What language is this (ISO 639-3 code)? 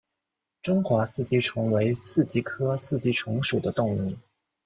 zho